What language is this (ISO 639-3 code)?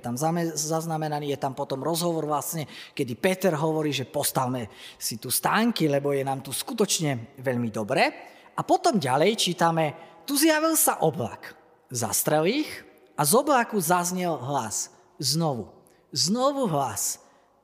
slk